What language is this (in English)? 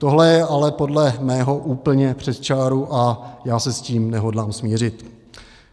Czech